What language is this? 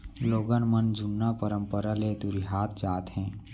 Chhattisgarhi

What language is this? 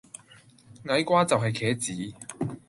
Cantonese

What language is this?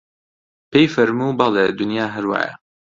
Central Kurdish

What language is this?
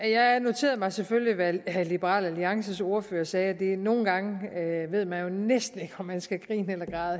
Danish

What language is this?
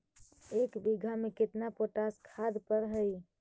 Magahi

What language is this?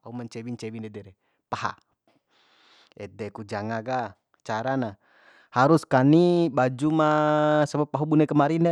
Bima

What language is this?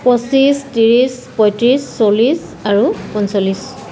Assamese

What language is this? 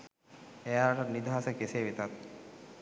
Sinhala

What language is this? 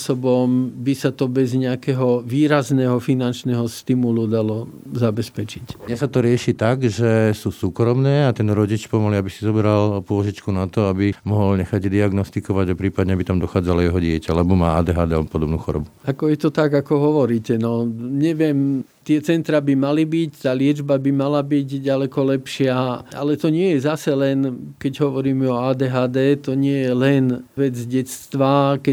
Slovak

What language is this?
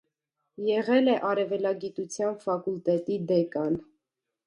Armenian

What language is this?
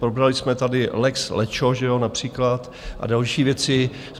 Czech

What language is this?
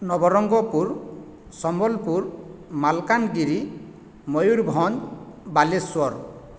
Odia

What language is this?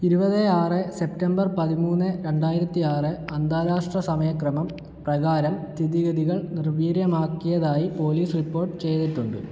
Malayalam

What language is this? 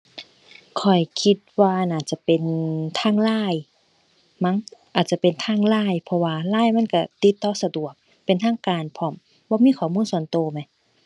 Thai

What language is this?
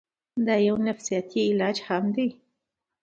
Pashto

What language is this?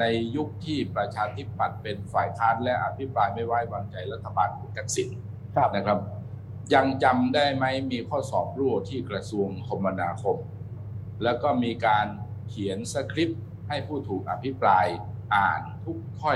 Thai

